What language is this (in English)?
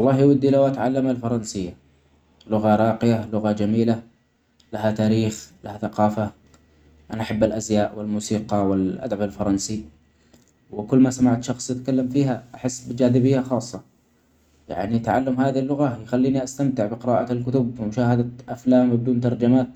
Omani Arabic